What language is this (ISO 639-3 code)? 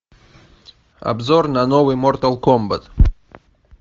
rus